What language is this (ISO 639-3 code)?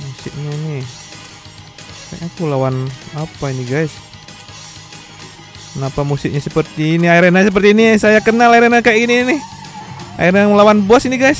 ind